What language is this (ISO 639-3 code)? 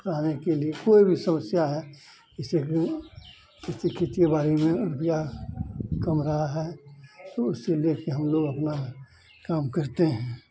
hin